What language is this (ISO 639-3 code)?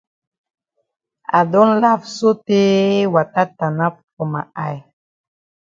wes